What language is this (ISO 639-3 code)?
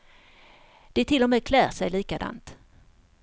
swe